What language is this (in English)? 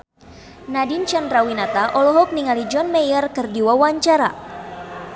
Sundanese